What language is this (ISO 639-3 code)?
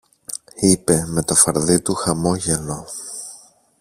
ell